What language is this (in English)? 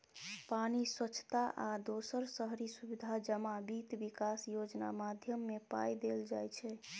Maithili